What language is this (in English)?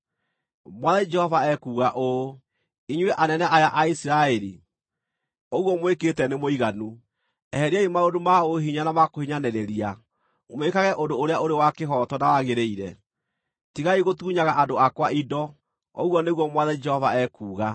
Kikuyu